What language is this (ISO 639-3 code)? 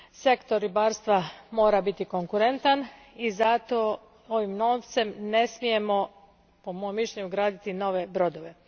hrv